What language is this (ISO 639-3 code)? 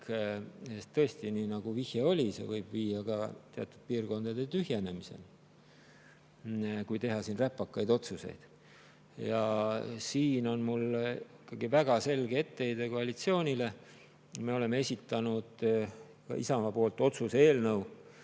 est